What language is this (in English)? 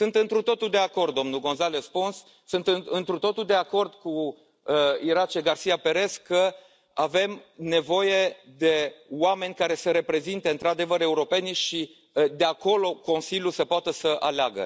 Romanian